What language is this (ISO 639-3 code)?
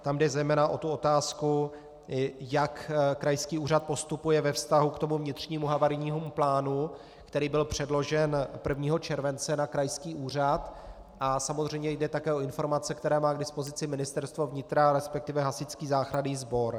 ces